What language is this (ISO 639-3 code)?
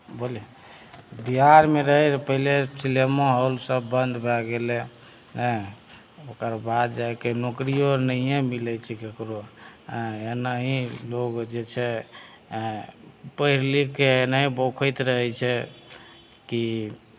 mai